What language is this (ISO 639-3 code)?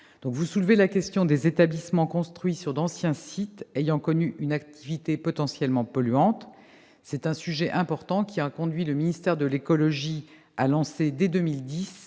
fra